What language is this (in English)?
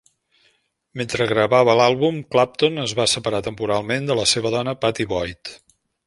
Catalan